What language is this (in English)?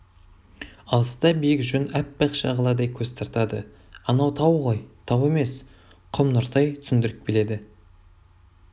Kazakh